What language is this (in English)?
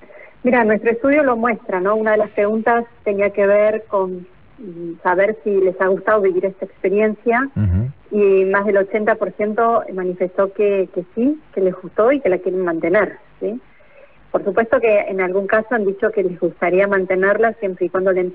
Spanish